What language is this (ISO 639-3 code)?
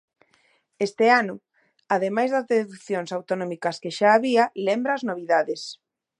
glg